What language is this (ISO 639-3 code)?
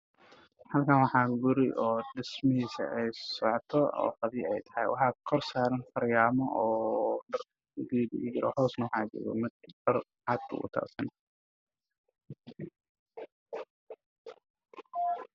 som